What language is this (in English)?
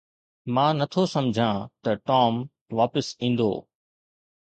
Sindhi